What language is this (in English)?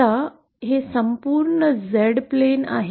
Marathi